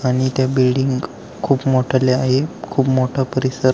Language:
Marathi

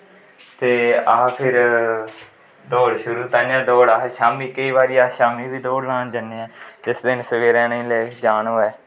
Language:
Dogri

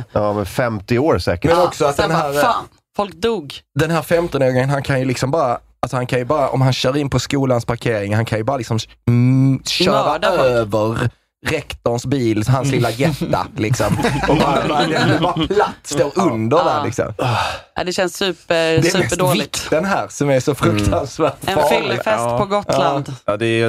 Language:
Swedish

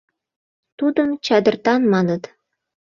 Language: Mari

